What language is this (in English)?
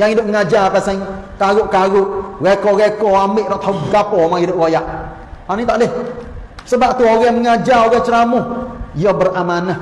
Malay